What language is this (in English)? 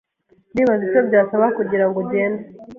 Kinyarwanda